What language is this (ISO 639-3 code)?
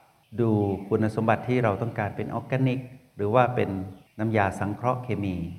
tha